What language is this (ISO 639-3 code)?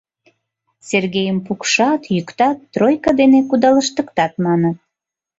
chm